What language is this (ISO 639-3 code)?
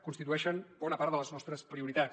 cat